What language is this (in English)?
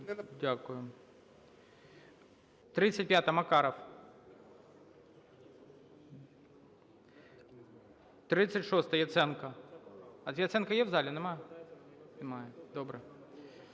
Ukrainian